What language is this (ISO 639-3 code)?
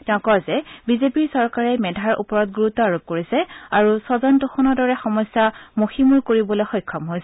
asm